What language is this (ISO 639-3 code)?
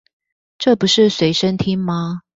zho